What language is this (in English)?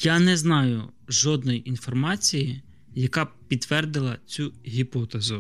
Ukrainian